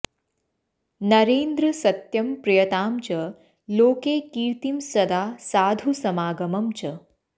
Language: Sanskrit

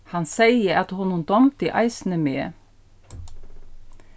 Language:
Faroese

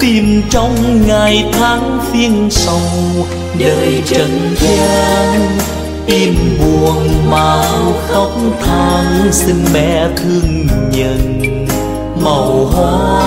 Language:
Vietnamese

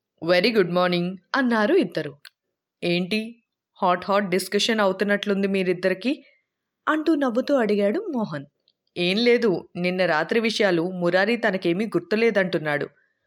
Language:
Telugu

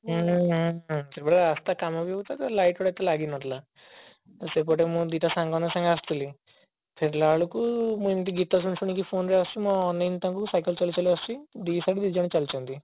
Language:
Odia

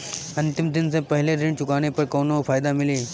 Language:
Bhojpuri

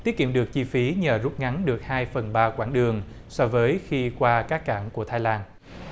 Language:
Vietnamese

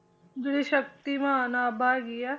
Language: Punjabi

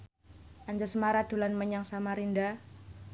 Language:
Javanese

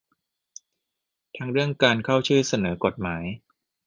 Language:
Thai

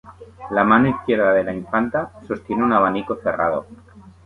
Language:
Spanish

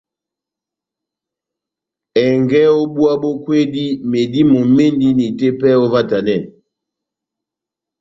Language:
Batanga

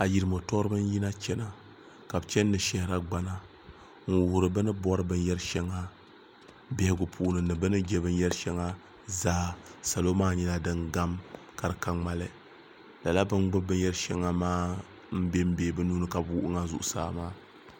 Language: Dagbani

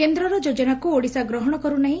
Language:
Odia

